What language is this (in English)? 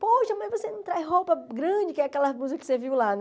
Portuguese